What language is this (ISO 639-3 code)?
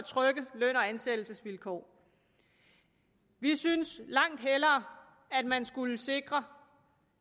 dan